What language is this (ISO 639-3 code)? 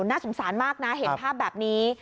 tha